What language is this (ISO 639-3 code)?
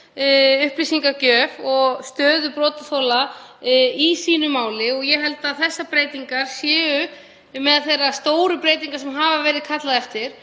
isl